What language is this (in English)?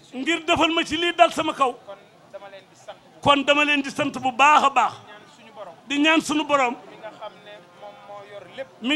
Arabic